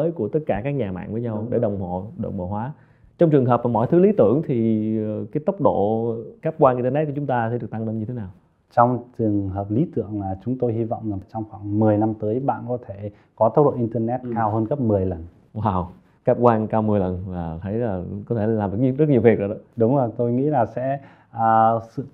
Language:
Vietnamese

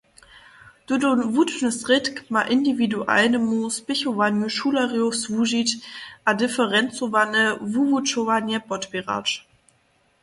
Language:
Upper Sorbian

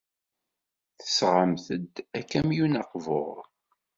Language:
Kabyle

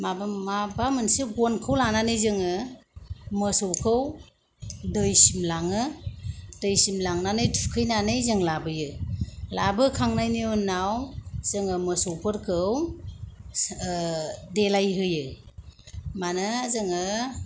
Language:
Bodo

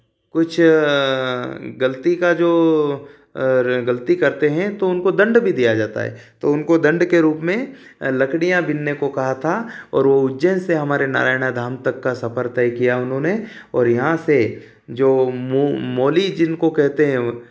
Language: Hindi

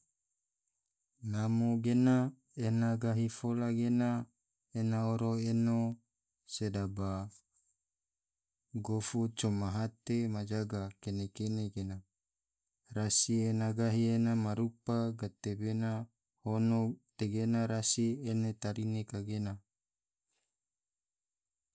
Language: Tidore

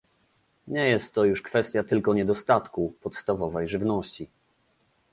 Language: Polish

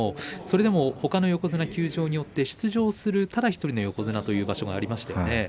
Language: Japanese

